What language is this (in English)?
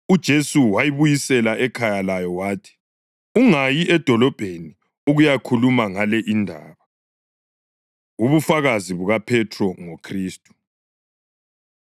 North Ndebele